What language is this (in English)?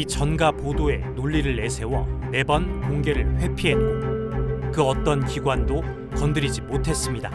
Korean